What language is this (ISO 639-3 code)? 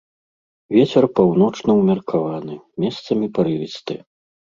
bel